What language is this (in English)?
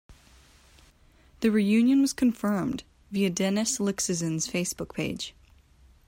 English